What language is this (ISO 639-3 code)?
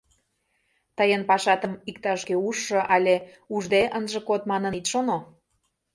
chm